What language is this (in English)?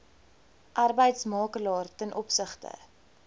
Afrikaans